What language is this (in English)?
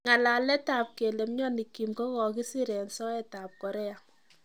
Kalenjin